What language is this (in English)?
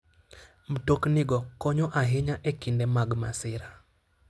Luo (Kenya and Tanzania)